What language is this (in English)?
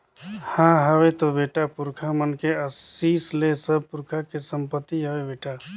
Chhattisgarhi